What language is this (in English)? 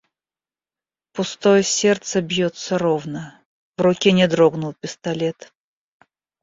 Russian